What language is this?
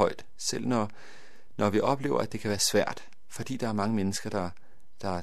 Danish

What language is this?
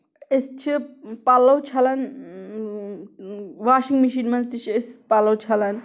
Kashmiri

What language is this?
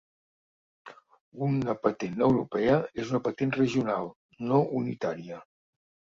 Catalan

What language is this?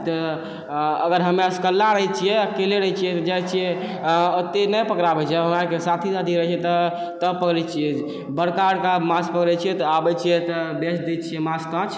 Maithili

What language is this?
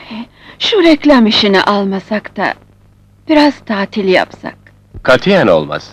Turkish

